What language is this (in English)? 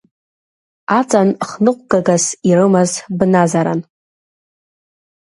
Abkhazian